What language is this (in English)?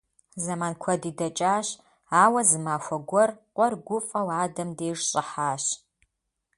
Kabardian